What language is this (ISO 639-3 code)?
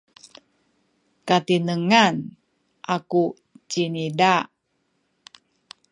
szy